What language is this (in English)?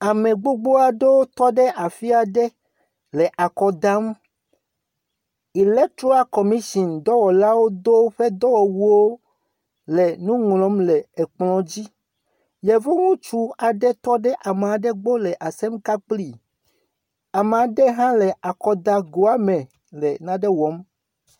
Ewe